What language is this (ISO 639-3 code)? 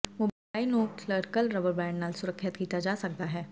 pan